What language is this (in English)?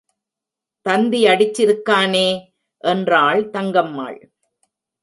Tamil